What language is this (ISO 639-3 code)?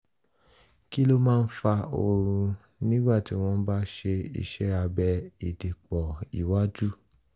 yor